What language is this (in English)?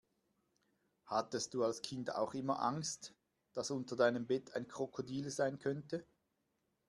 German